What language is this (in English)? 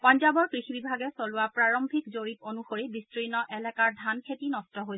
Assamese